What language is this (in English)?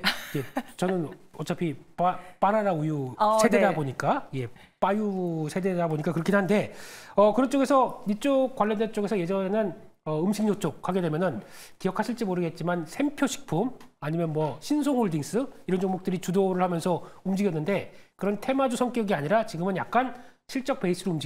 Korean